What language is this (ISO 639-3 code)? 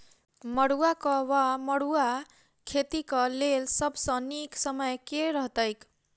mai